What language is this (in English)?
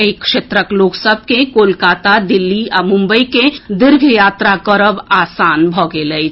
Maithili